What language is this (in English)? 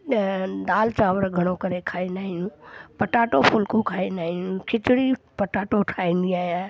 Sindhi